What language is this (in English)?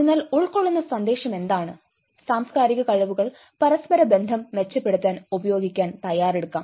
Malayalam